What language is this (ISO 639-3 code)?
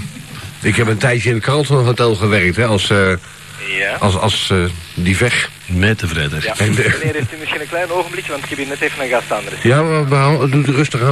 nld